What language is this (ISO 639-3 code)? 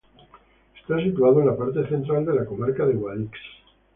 spa